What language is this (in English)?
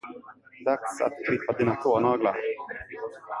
Swedish